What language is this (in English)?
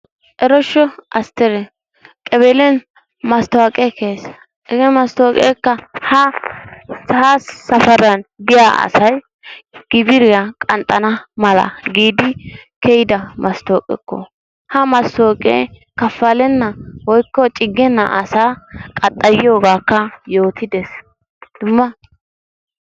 Wolaytta